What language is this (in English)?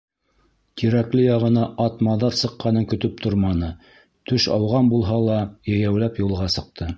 Bashkir